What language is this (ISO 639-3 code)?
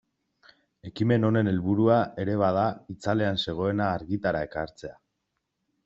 eus